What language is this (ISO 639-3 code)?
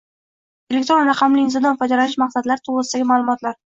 uzb